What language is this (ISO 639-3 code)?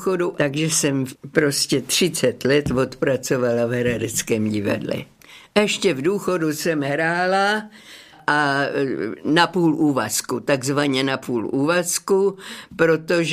ces